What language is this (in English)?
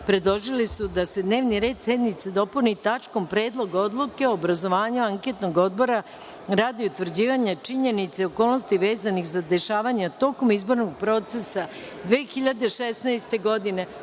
Serbian